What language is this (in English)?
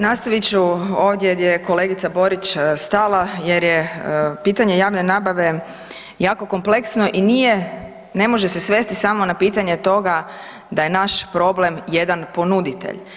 Croatian